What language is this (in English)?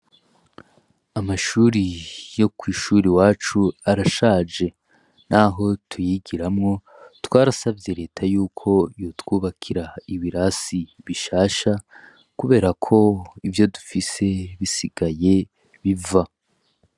Rundi